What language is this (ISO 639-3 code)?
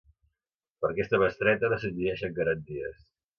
cat